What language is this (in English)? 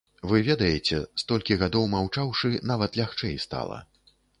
Belarusian